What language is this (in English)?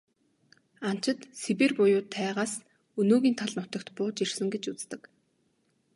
Mongolian